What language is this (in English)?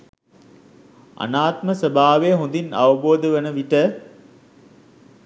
Sinhala